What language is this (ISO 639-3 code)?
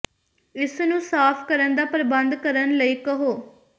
pan